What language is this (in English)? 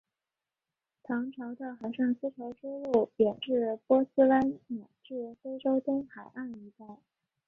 Chinese